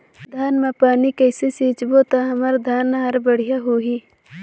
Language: Chhattisgarhi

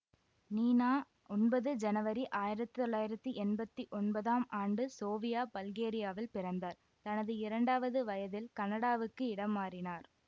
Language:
Tamil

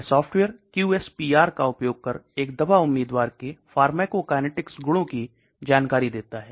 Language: Hindi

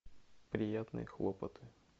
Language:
Russian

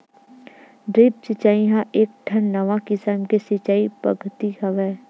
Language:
Chhattisgarhi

